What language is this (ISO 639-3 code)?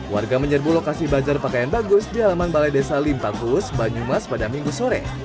ind